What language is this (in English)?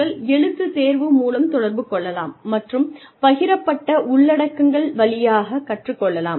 Tamil